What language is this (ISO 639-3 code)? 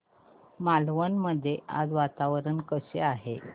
mar